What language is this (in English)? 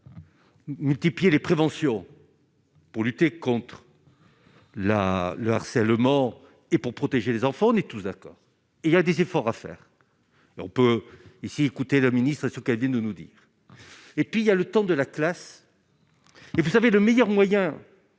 French